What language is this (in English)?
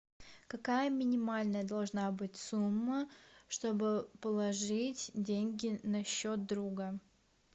Russian